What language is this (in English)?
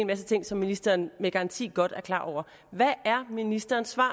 Danish